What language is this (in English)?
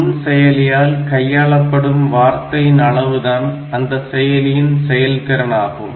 Tamil